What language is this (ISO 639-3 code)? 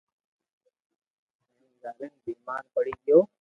lrk